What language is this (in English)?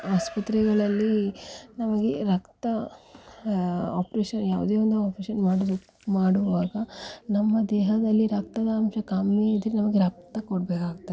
Kannada